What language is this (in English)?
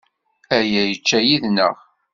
Kabyle